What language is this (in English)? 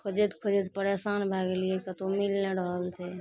Maithili